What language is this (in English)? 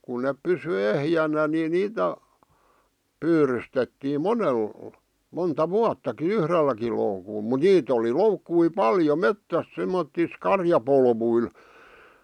Finnish